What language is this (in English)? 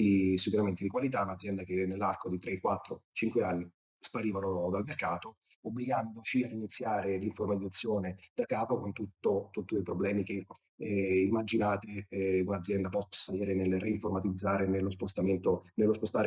Italian